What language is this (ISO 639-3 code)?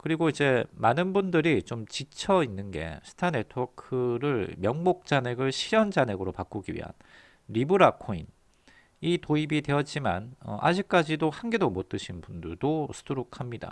kor